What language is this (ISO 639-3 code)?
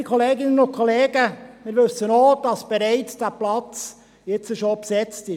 gsw